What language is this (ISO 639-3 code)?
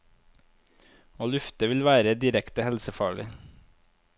nor